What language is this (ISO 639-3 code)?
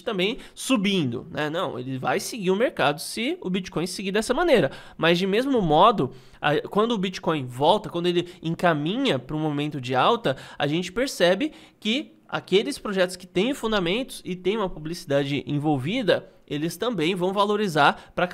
por